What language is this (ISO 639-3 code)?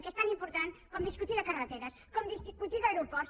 cat